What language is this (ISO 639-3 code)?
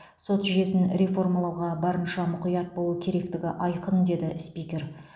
kaz